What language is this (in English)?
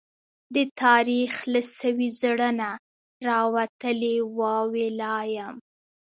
Pashto